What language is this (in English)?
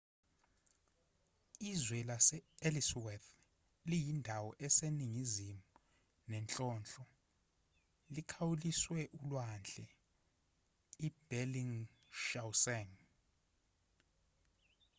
Zulu